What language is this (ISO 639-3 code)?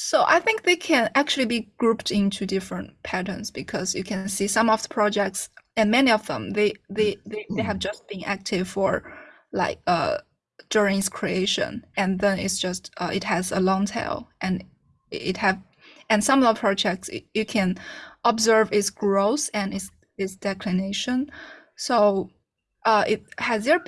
eng